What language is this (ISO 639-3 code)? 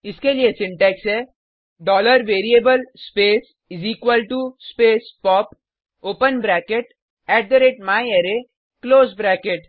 hin